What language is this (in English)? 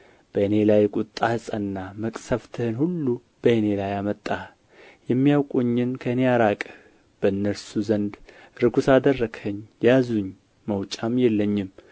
Amharic